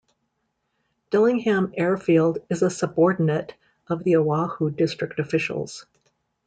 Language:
English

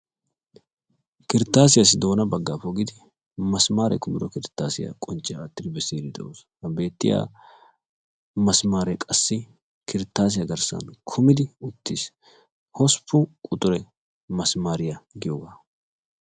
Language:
Wolaytta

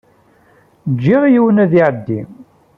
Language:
Kabyle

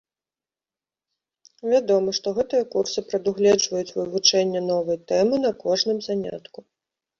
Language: Belarusian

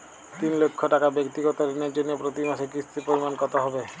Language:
Bangla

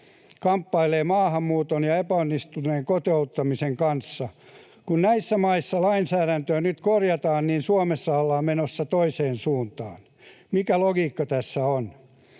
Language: Finnish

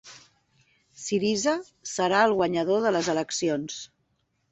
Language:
Catalan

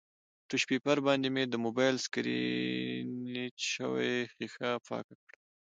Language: Pashto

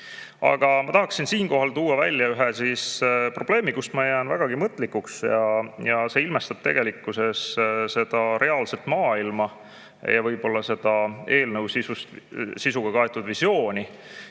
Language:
Estonian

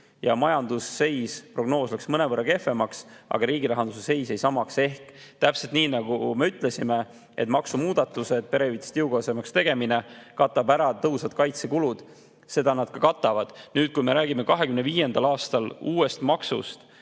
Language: Estonian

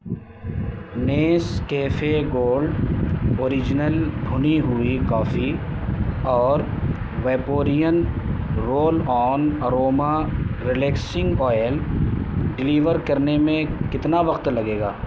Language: Urdu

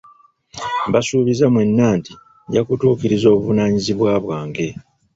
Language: Ganda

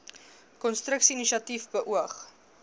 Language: Afrikaans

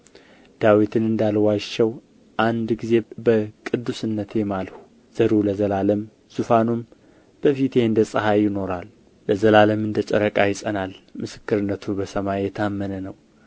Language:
Amharic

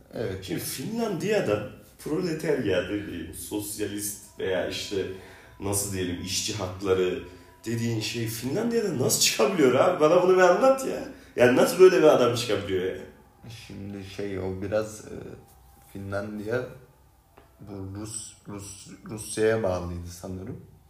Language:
Turkish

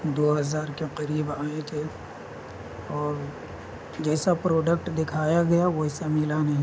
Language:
Urdu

